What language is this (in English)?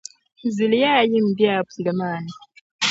Dagbani